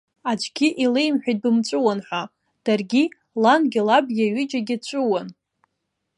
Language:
Abkhazian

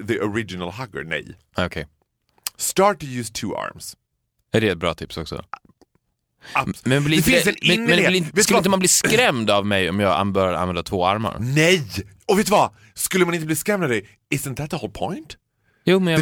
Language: Swedish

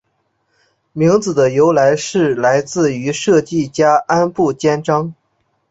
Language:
Chinese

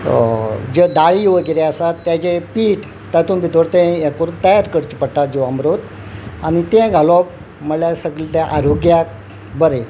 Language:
Konkani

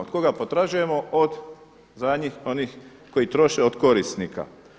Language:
Croatian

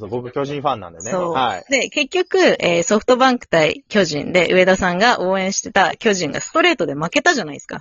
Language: Japanese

